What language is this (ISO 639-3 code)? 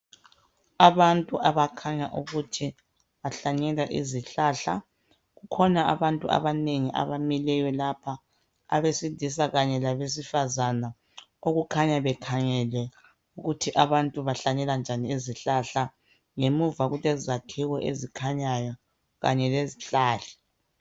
nde